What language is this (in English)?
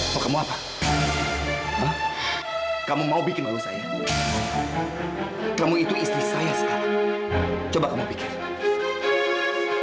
Indonesian